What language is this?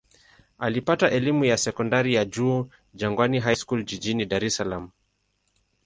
Swahili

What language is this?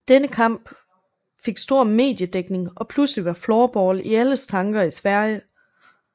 Danish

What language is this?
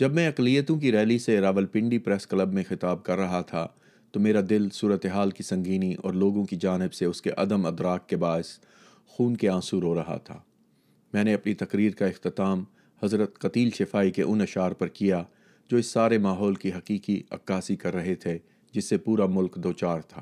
Urdu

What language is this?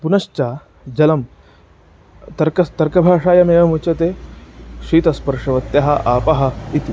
Sanskrit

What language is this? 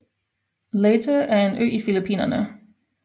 Danish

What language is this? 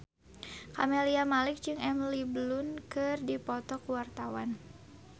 Sundanese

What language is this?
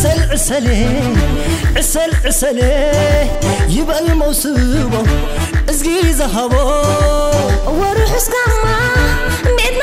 Arabic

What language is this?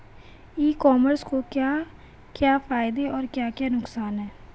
Hindi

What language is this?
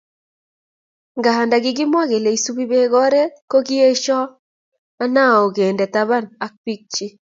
Kalenjin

